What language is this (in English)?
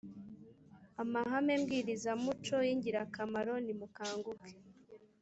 Kinyarwanda